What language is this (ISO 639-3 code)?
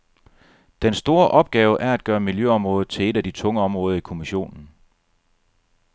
dan